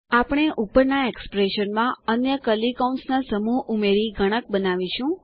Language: Gujarati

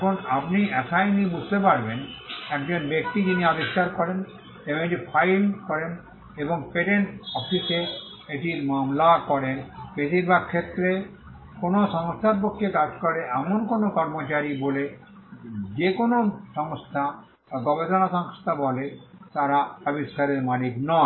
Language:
Bangla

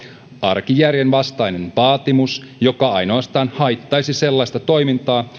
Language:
Finnish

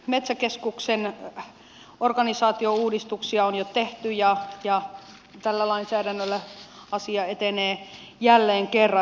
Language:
Finnish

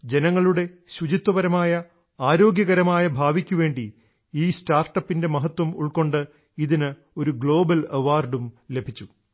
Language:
Malayalam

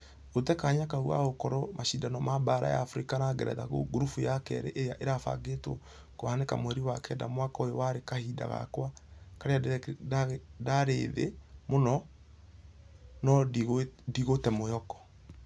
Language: Kikuyu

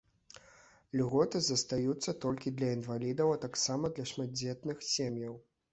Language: Belarusian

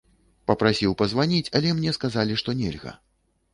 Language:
Belarusian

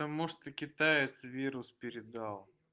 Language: Russian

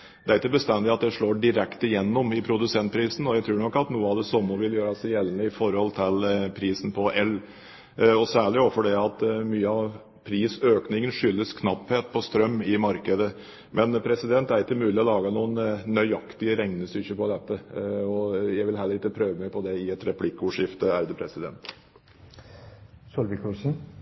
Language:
Norwegian Bokmål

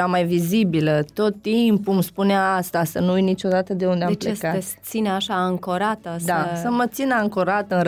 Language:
Romanian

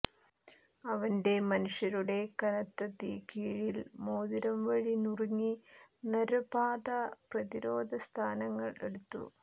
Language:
Malayalam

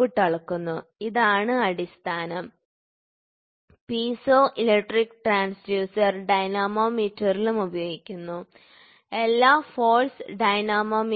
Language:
Malayalam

